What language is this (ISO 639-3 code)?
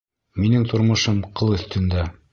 bak